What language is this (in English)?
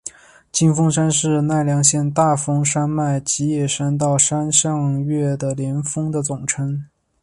Chinese